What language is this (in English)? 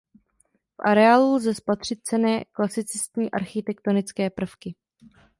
Czech